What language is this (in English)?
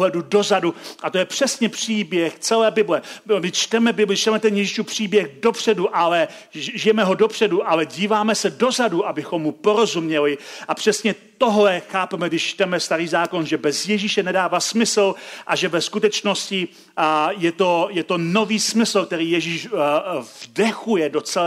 Czech